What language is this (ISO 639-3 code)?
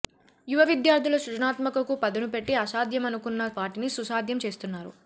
tel